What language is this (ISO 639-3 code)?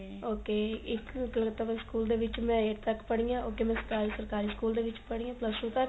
pan